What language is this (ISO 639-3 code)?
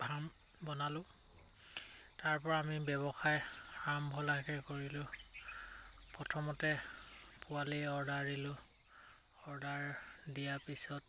asm